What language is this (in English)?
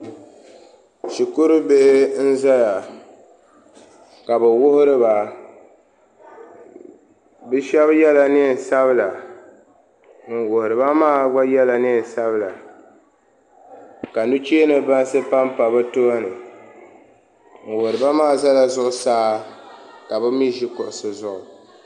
Dagbani